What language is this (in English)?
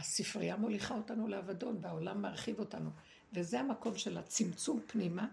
Hebrew